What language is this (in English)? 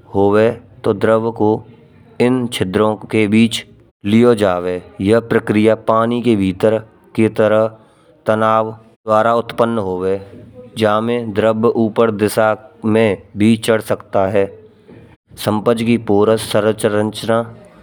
Braj